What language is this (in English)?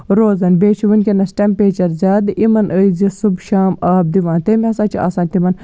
Kashmiri